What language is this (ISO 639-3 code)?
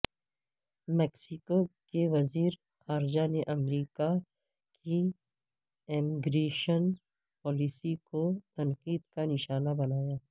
urd